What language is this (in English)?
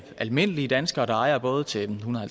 Danish